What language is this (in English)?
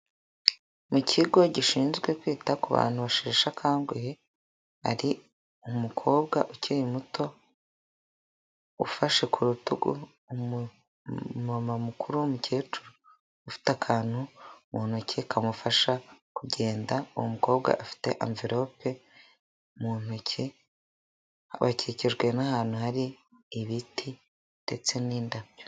Kinyarwanda